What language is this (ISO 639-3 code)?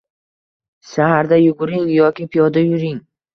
uzb